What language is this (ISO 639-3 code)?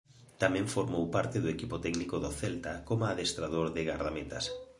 glg